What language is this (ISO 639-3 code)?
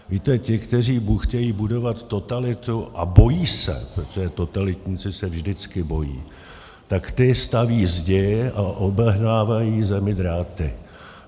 ces